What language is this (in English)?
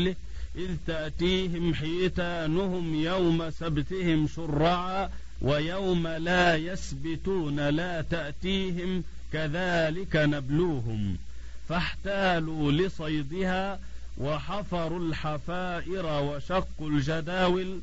Arabic